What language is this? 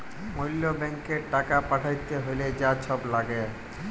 Bangla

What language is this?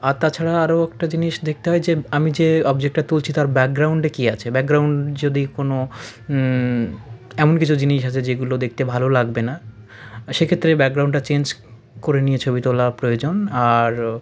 Bangla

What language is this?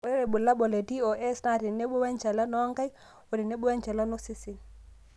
Masai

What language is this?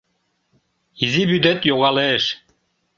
Mari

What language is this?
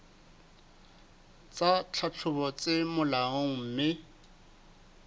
Southern Sotho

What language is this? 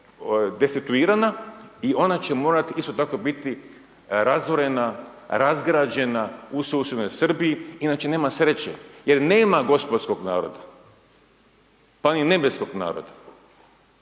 Croatian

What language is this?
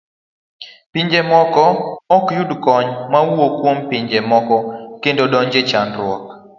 Luo (Kenya and Tanzania)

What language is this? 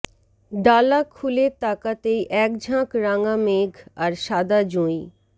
Bangla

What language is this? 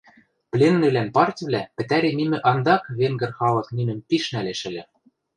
Western Mari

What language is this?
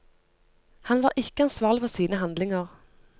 Norwegian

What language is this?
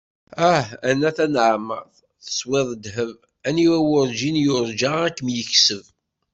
Kabyle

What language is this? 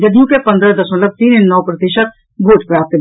Maithili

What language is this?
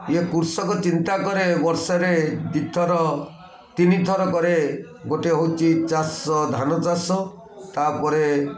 Odia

